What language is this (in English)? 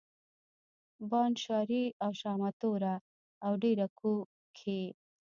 Pashto